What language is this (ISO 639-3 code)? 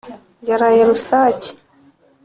kin